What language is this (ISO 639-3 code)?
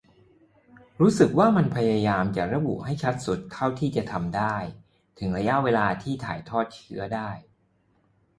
tha